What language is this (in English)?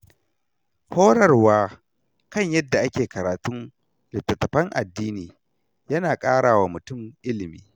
Hausa